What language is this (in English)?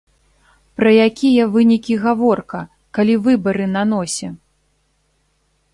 Belarusian